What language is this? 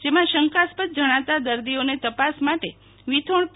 Gujarati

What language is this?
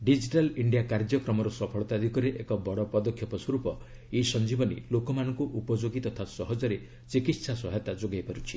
Odia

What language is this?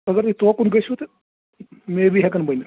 Kashmiri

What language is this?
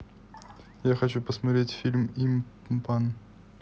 Russian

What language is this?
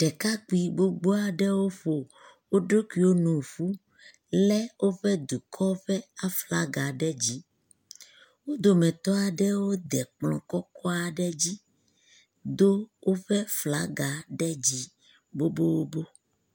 Ewe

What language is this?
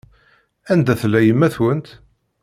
Kabyle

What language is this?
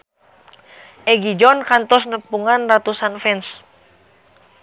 Sundanese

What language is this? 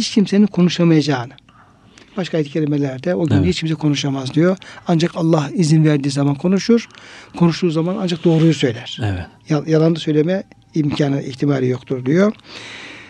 Turkish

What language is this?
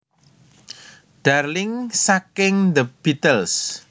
Javanese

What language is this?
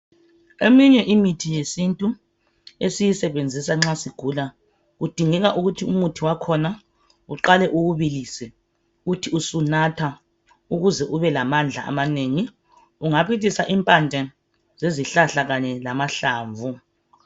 North Ndebele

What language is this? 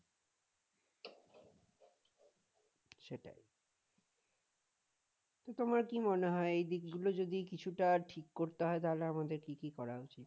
Bangla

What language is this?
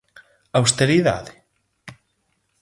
Galician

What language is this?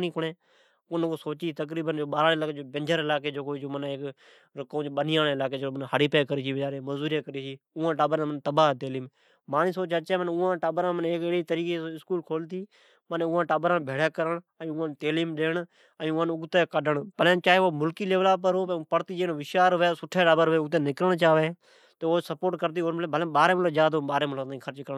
Od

